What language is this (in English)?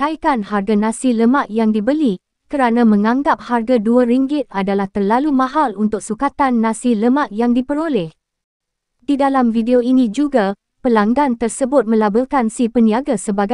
Malay